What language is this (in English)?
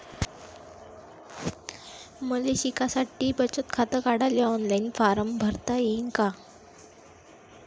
Marathi